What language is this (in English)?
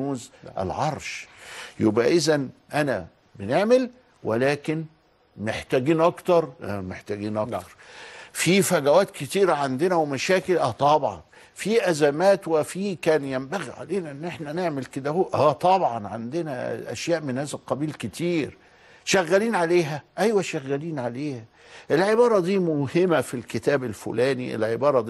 Arabic